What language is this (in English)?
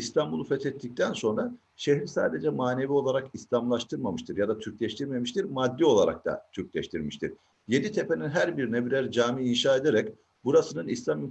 Turkish